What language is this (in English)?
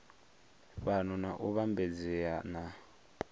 Venda